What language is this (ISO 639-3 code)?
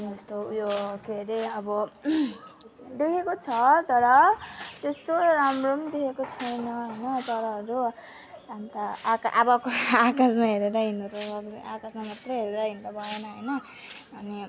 nep